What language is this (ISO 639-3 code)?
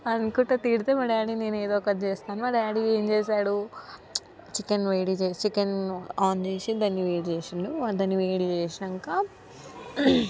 tel